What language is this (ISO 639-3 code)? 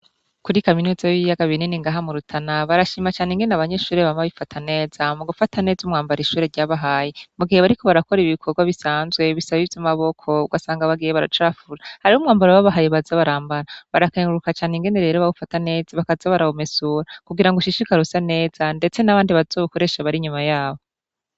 run